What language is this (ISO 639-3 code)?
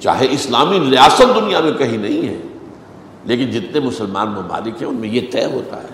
urd